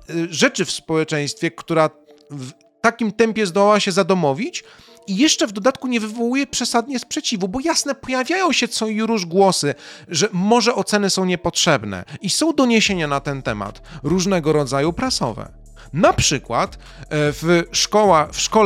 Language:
Polish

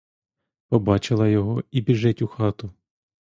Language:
Ukrainian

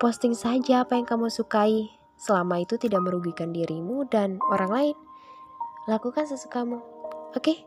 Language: Indonesian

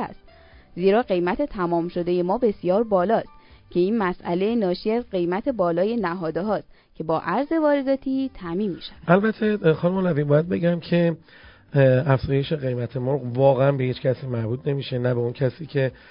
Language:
Persian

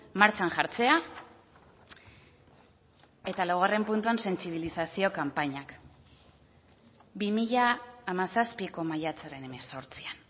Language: Basque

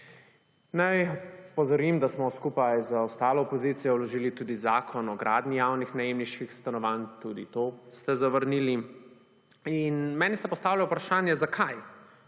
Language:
Slovenian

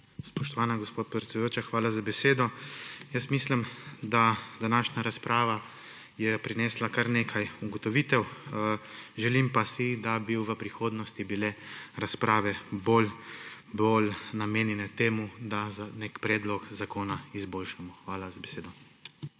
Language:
Slovenian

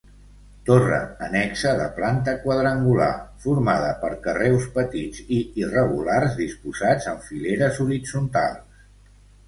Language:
Catalan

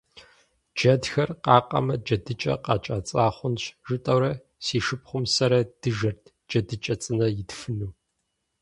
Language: Kabardian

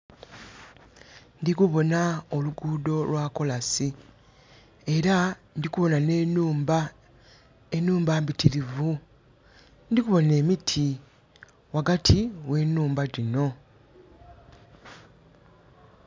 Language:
Soga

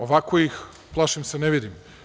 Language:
Serbian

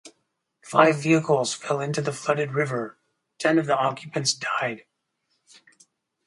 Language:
English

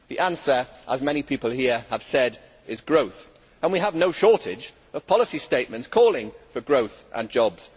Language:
English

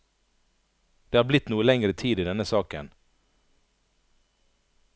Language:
Norwegian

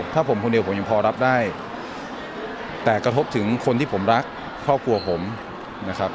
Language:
Thai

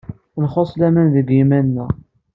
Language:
Kabyle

